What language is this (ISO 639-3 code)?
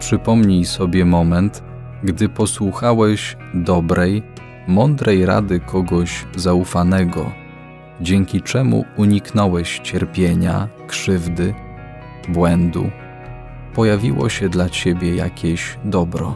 pol